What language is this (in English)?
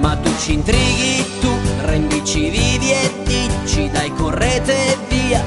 Italian